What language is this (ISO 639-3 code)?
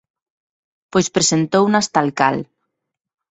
glg